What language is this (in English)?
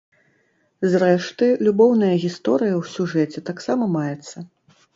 Belarusian